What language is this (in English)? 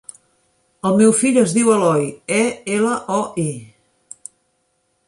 Catalan